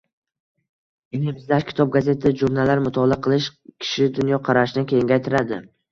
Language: Uzbek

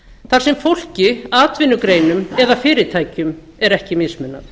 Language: Icelandic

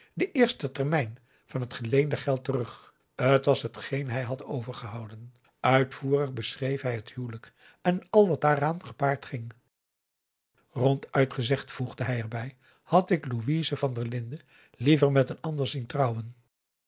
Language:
Dutch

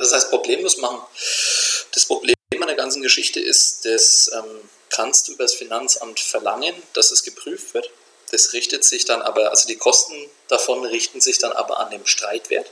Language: German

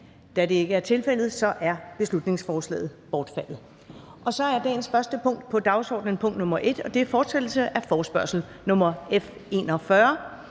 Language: Danish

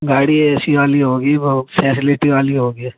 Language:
Urdu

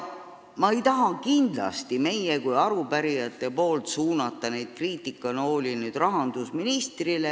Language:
Estonian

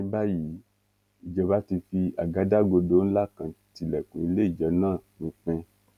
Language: Yoruba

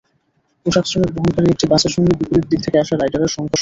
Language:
Bangla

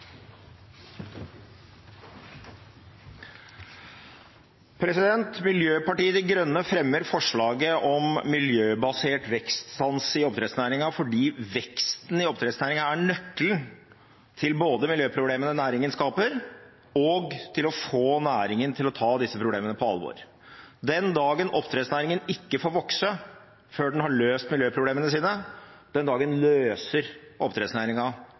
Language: Norwegian Bokmål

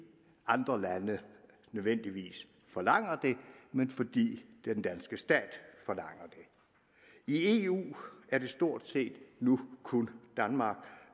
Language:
Danish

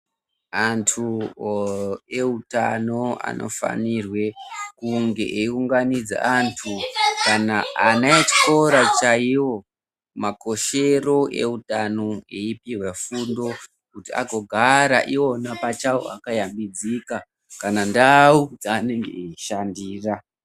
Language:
Ndau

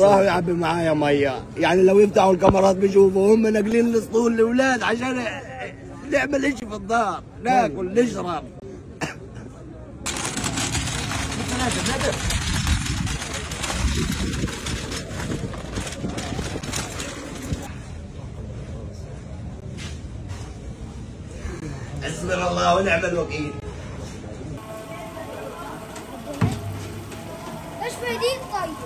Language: Arabic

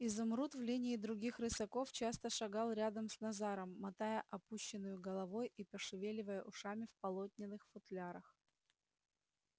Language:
Russian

